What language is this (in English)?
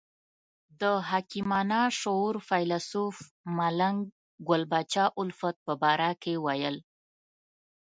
Pashto